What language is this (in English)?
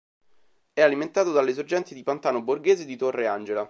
Italian